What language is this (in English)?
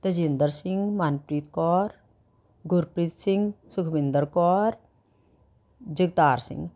Punjabi